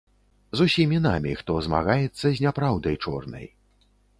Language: Belarusian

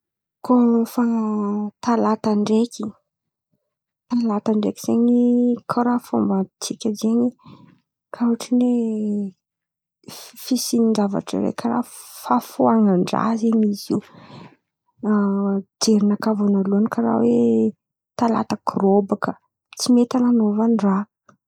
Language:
Antankarana Malagasy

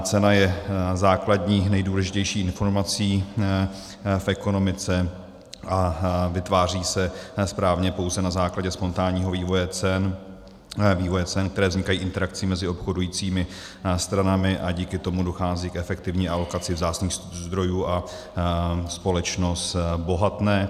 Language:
Czech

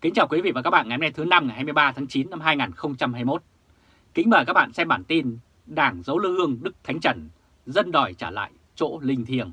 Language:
Vietnamese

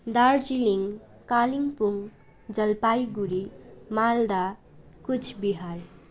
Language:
Nepali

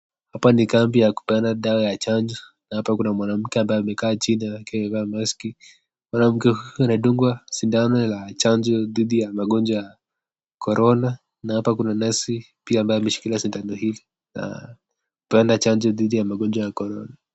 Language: Swahili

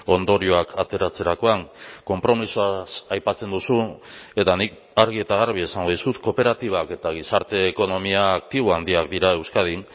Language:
Basque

